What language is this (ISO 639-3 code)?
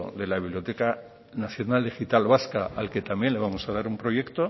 spa